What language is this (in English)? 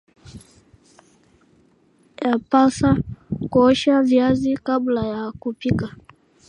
Swahili